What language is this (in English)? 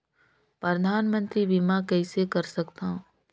Chhattisgarhi